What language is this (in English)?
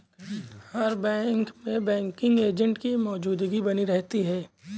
Hindi